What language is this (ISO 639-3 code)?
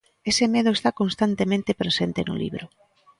glg